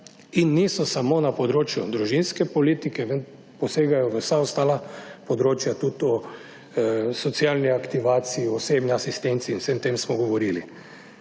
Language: Slovenian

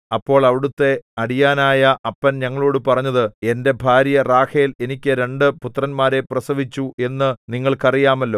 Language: Malayalam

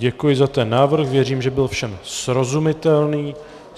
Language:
Czech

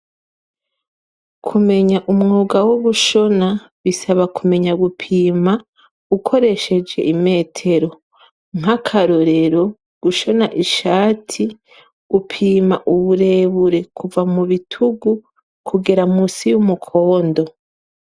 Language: Rundi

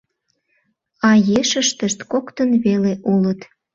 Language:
Mari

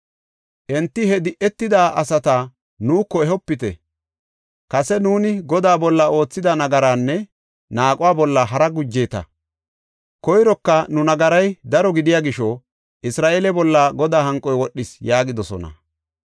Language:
Gofa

